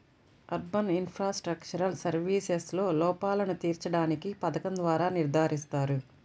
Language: Telugu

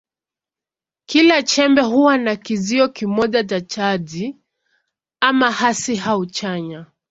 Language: Swahili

